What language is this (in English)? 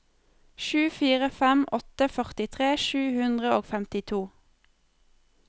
Norwegian